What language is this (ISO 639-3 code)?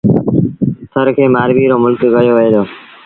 sbn